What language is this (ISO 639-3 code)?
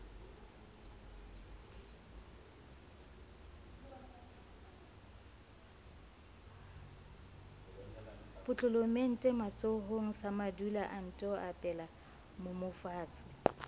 sot